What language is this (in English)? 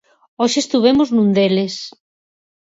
Galician